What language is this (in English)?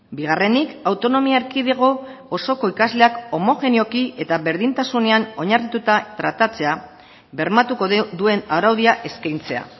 Basque